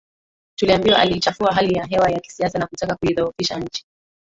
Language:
Swahili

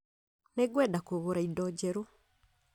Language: Kikuyu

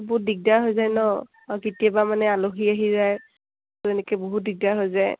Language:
Assamese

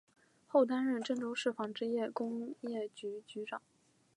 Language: Chinese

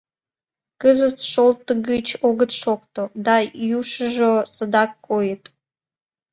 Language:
Mari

